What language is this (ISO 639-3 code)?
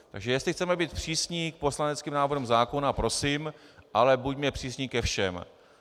ces